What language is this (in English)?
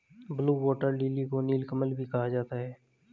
Hindi